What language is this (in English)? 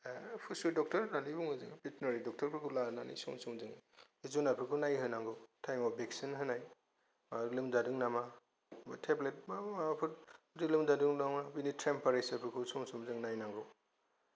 Bodo